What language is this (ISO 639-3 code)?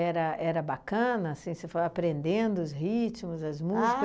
por